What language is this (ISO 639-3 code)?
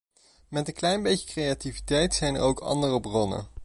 nld